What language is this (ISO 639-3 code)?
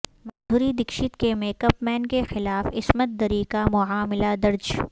urd